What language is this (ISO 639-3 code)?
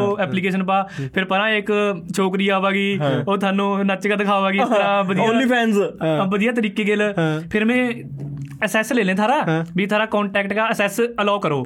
pan